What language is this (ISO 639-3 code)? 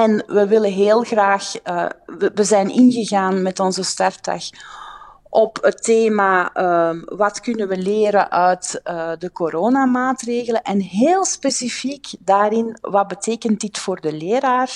nld